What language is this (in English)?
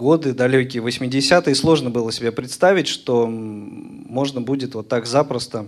Russian